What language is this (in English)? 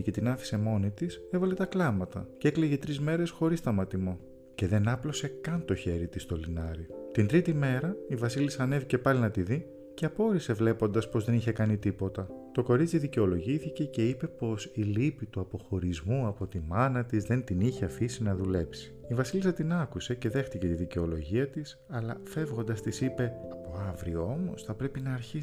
Greek